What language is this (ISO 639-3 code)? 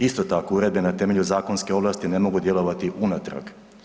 hrv